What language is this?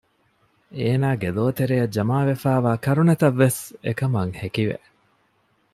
Divehi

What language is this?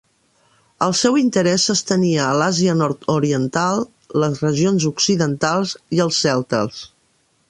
Catalan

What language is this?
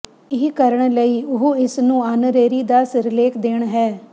Punjabi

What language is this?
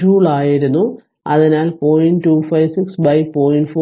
Malayalam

